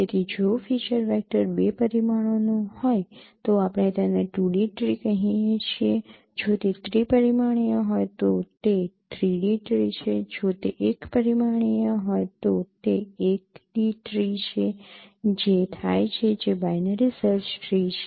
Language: Gujarati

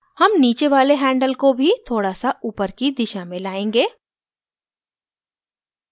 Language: Hindi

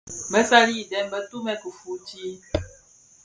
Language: Bafia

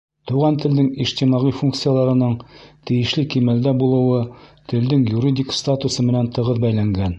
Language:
Bashkir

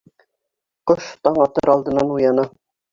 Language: Bashkir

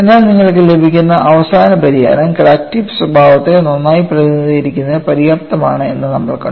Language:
Malayalam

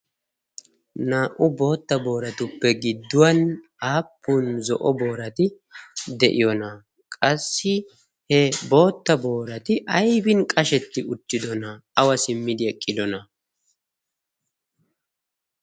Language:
Wolaytta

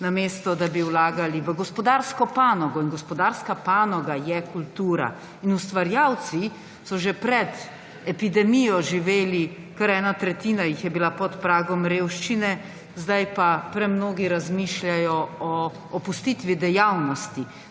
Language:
Slovenian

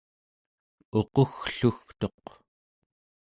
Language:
Central Yupik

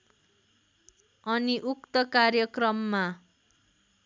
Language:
Nepali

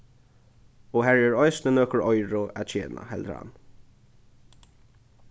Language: Faroese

